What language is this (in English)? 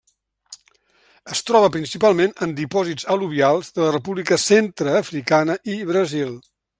Catalan